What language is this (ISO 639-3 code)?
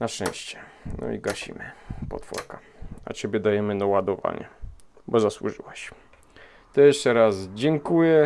pol